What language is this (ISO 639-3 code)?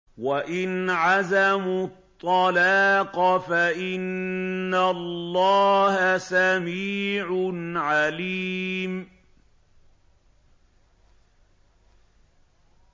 ara